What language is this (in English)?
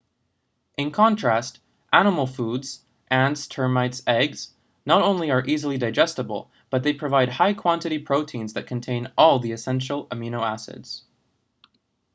English